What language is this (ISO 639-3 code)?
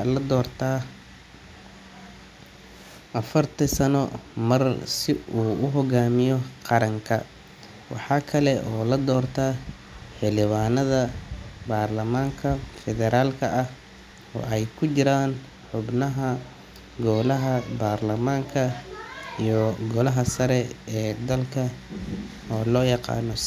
som